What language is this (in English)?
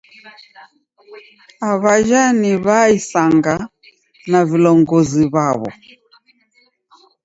Taita